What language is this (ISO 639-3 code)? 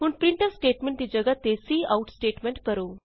pan